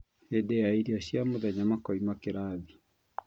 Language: Kikuyu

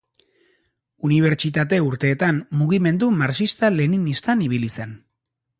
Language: Basque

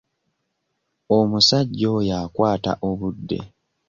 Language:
Ganda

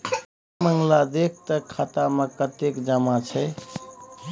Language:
Maithili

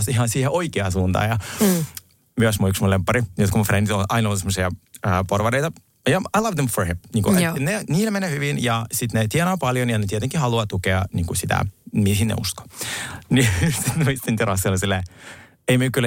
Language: Finnish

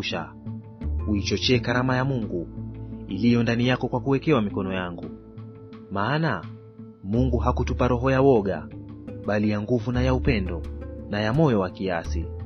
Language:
Swahili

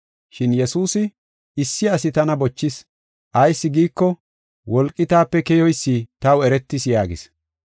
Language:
Gofa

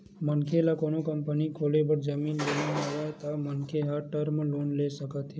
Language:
Chhattisgarhi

